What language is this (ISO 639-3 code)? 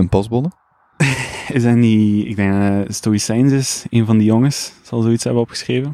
nld